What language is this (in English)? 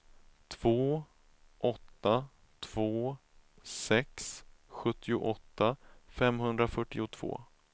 Swedish